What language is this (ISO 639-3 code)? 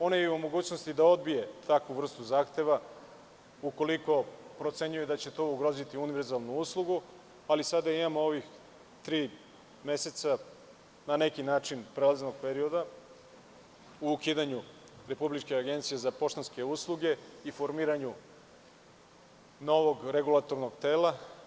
srp